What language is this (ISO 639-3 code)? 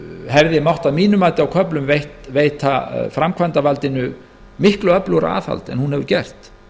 isl